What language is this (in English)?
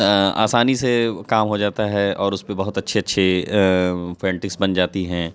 Urdu